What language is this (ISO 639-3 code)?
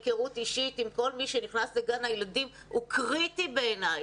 heb